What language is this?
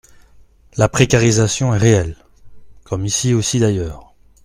French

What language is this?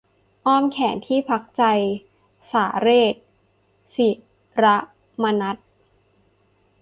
Thai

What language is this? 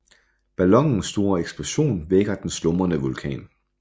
Danish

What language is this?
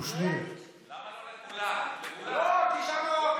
Hebrew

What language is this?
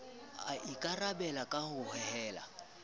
Southern Sotho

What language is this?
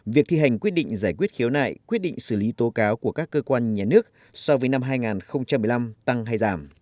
Vietnamese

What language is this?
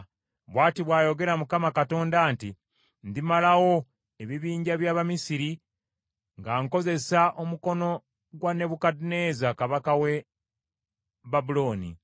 Ganda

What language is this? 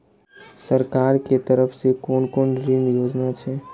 Maithili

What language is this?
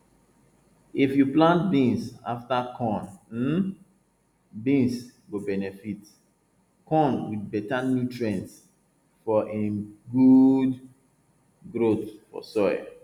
Nigerian Pidgin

